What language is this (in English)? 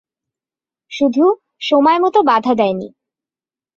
Bangla